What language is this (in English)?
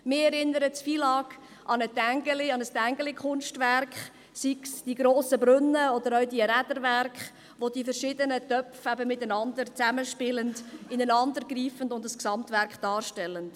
Swiss German